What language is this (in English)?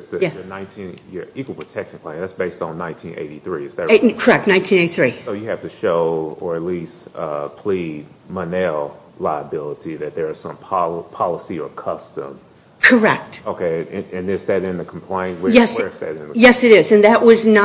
English